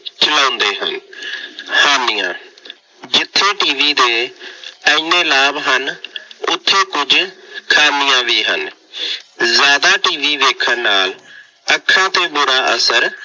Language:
Punjabi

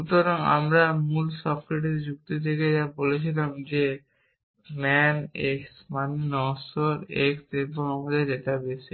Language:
Bangla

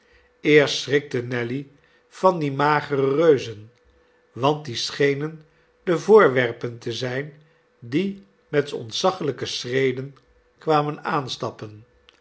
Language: Dutch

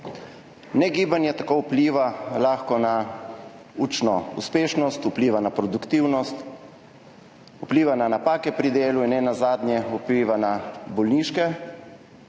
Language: Slovenian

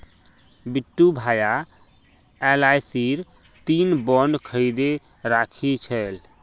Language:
Magahi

